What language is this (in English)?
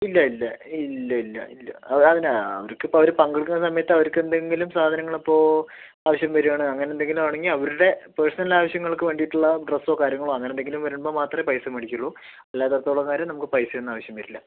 Malayalam